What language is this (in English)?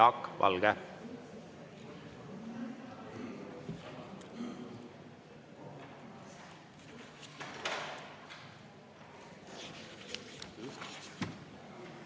Estonian